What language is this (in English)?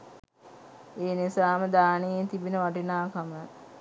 Sinhala